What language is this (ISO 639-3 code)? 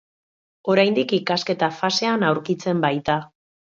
eus